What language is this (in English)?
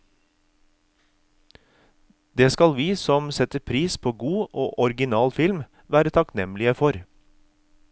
Norwegian